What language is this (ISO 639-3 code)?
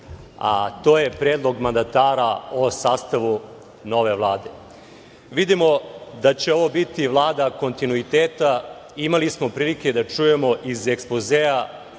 srp